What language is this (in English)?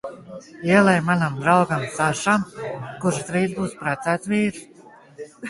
Latvian